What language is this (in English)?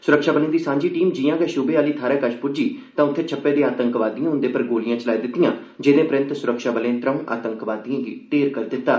Dogri